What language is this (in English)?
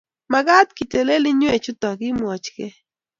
Kalenjin